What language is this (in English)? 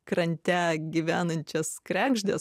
Lithuanian